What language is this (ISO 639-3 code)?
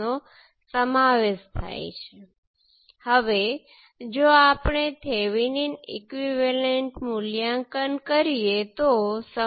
guj